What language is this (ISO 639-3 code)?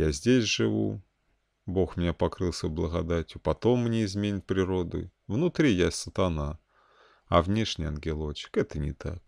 rus